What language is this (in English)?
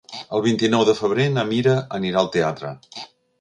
Catalan